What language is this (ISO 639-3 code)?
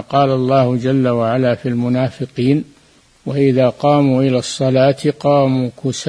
ara